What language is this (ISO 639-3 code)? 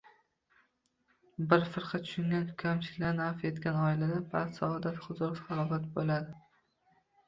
uzb